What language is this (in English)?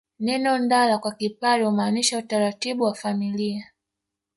Swahili